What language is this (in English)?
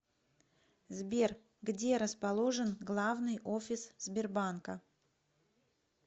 Russian